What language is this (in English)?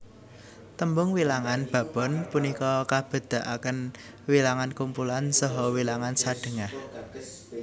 Javanese